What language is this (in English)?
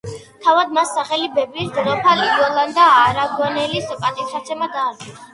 Georgian